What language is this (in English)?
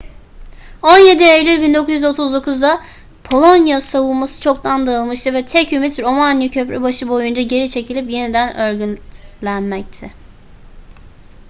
Turkish